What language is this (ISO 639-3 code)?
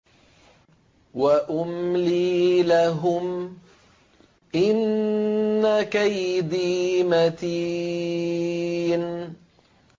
ara